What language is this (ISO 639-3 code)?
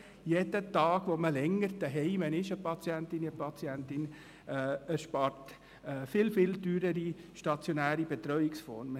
gsw